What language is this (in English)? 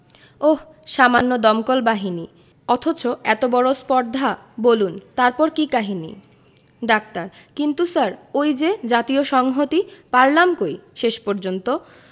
Bangla